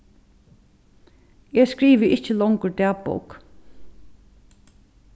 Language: Faroese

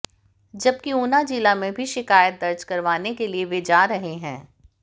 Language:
Hindi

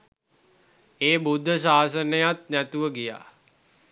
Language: Sinhala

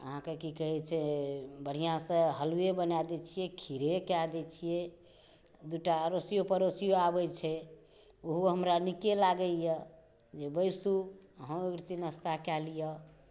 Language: Maithili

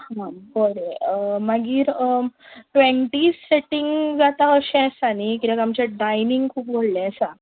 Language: Konkani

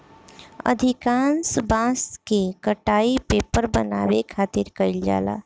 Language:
Bhojpuri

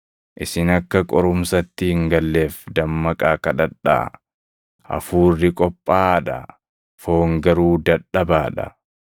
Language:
Oromo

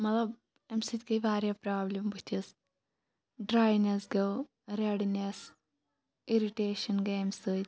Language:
Kashmiri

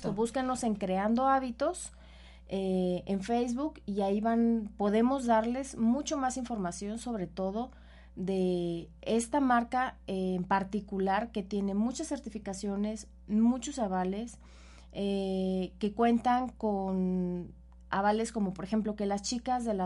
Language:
Spanish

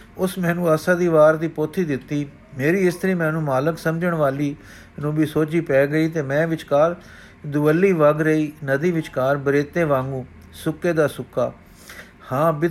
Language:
Punjabi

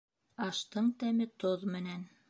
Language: Bashkir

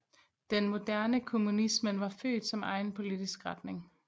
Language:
Danish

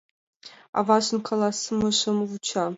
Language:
Mari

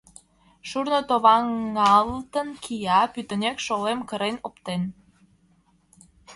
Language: Mari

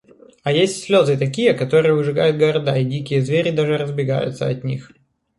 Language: Russian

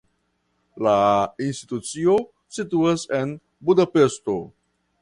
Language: Esperanto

